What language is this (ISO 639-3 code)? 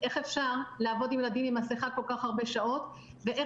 heb